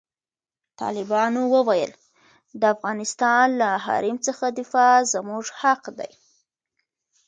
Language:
Pashto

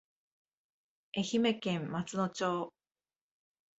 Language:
Japanese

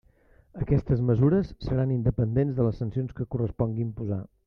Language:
Catalan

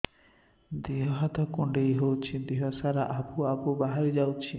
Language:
Odia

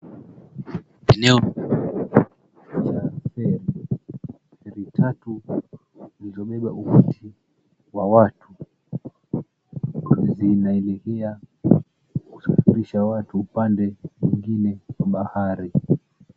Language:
Swahili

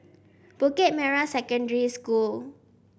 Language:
English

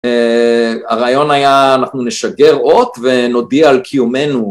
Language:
Hebrew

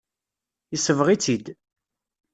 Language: Kabyle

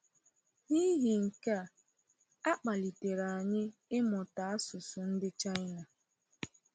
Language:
Igbo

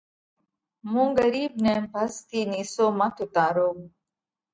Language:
Parkari Koli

